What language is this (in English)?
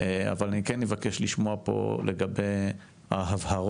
Hebrew